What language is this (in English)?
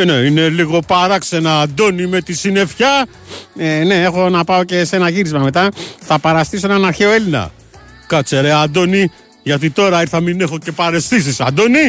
Greek